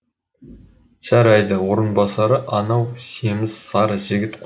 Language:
Kazakh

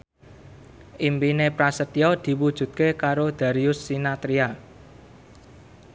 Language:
Javanese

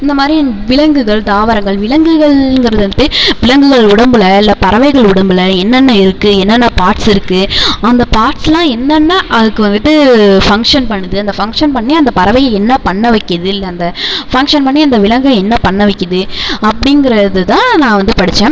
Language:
Tamil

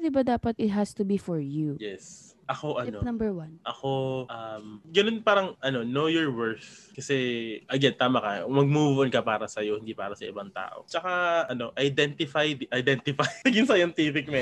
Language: Filipino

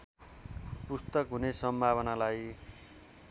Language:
Nepali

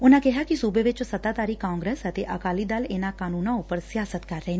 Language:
Punjabi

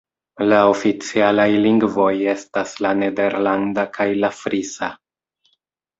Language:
Esperanto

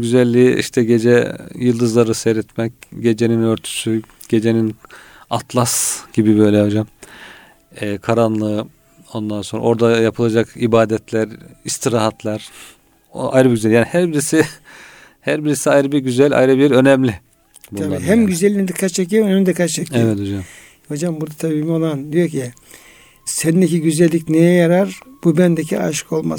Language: Turkish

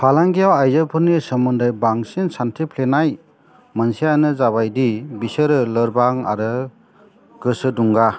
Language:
Bodo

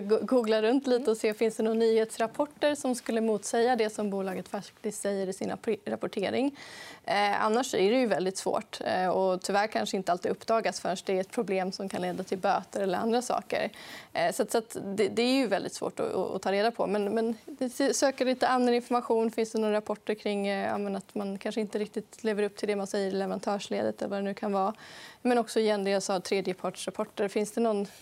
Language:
Swedish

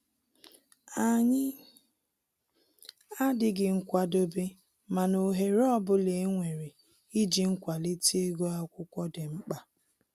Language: Igbo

